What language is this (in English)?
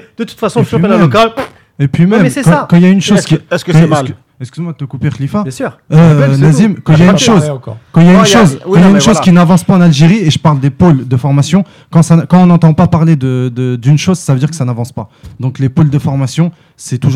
French